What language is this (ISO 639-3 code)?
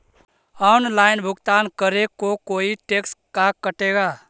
mag